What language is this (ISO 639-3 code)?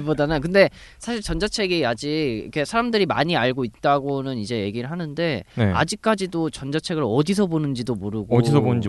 kor